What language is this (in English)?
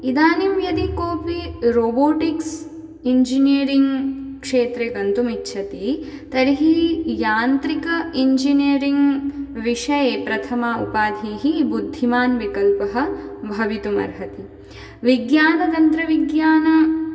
Sanskrit